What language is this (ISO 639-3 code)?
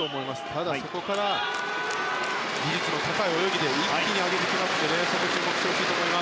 jpn